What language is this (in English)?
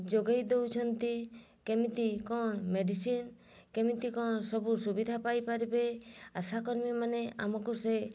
Odia